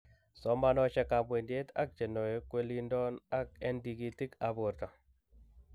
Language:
Kalenjin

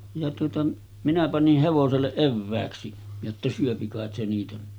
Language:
Finnish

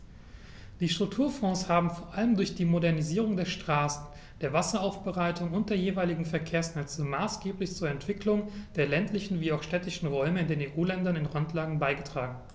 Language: German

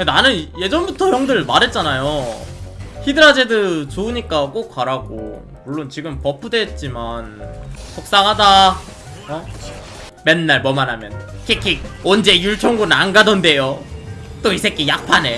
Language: Korean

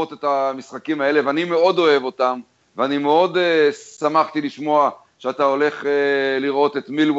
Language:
Hebrew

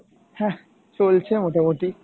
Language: Bangla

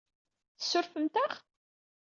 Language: Kabyle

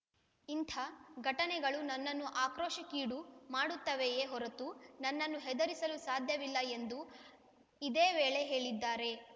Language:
Kannada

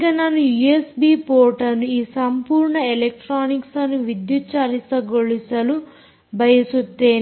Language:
Kannada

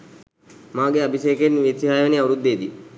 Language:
Sinhala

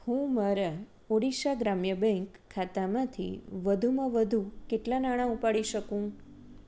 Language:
Gujarati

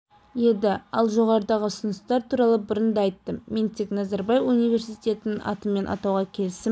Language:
Kazakh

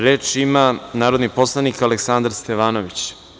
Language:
Serbian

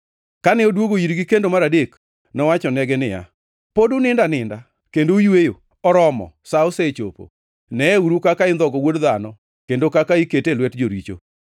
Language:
Luo (Kenya and Tanzania)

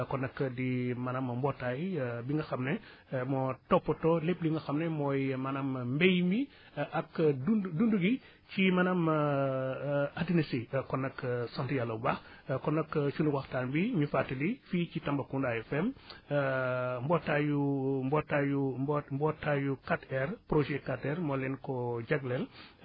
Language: Wolof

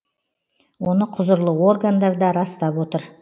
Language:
Kazakh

